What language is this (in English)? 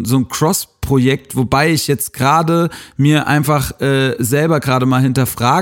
German